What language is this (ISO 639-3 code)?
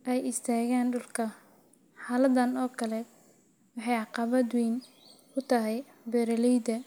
som